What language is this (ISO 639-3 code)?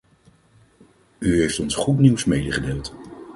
nld